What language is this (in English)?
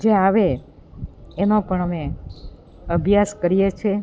Gujarati